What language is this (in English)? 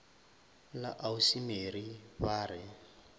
Northern Sotho